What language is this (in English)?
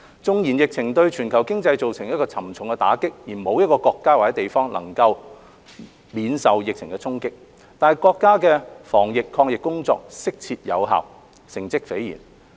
Cantonese